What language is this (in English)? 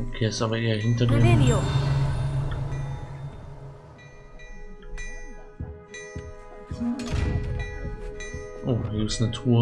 German